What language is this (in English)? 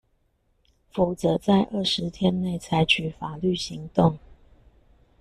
Chinese